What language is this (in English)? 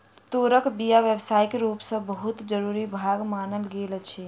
Maithili